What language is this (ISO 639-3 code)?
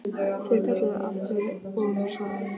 isl